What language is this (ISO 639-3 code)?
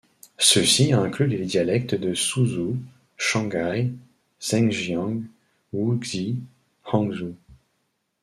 fra